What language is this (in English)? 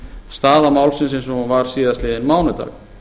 Icelandic